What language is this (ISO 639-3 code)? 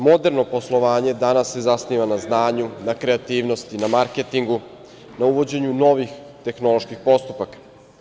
srp